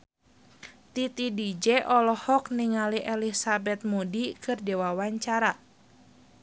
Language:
Sundanese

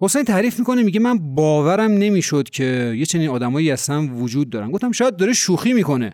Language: Persian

